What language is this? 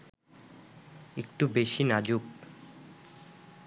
Bangla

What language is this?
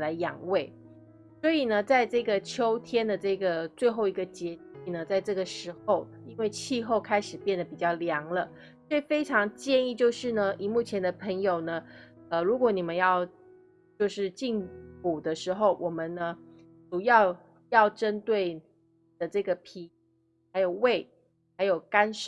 Chinese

